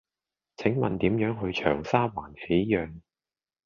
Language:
Cantonese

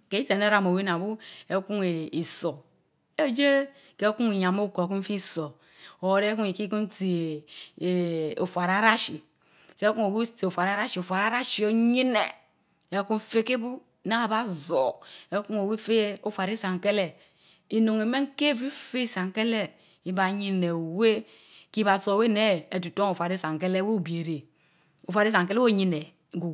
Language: Mbe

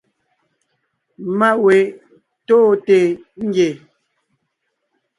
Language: Ngiemboon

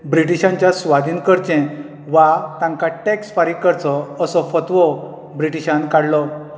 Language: Konkani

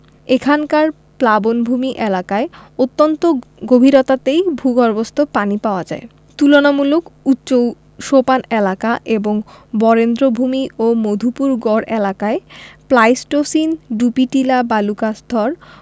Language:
Bangla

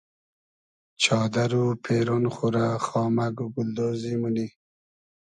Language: Hazaragi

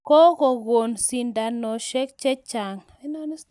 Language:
Kalenjin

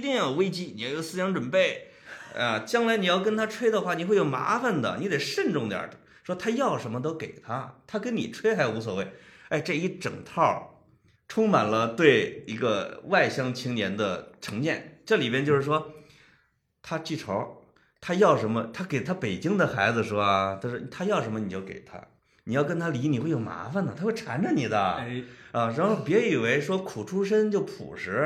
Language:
Chinese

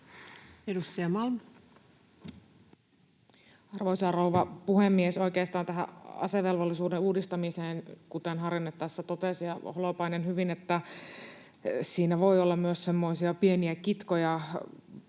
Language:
Finnish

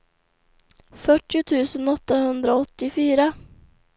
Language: Swedish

